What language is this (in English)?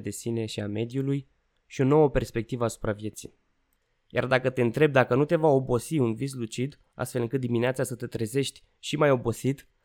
Romanian